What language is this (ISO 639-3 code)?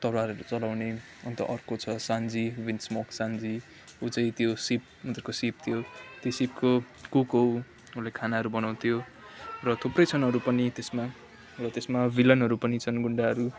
nep